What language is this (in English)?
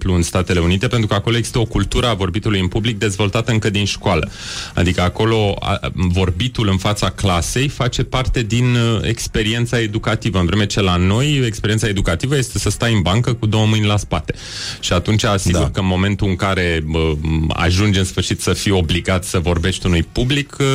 Romanian